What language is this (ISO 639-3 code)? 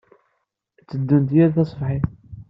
kab